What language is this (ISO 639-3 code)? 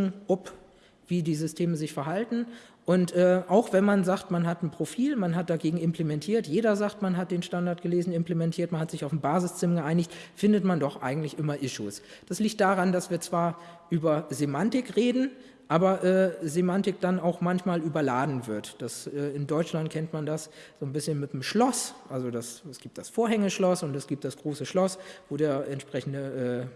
deu